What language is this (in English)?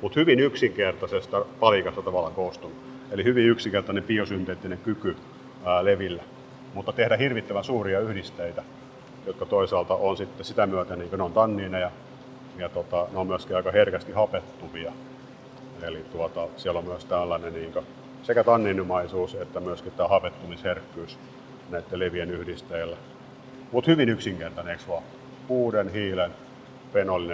Finnish